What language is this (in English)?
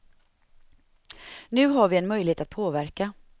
Swedish